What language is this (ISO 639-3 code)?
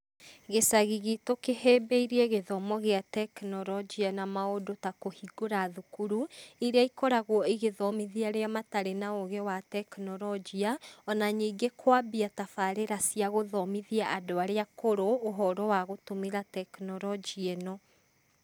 kik